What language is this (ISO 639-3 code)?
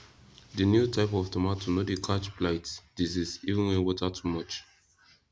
pcm